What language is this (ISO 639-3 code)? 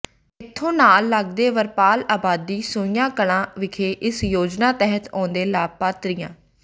pan